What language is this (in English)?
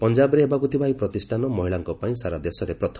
Odia